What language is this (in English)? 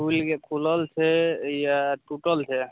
Maithili